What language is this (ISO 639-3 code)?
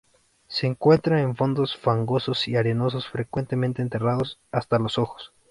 spa